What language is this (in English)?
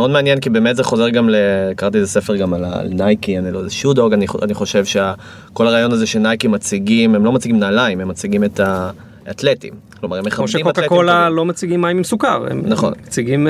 Hebrew